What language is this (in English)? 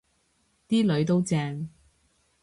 Cantonese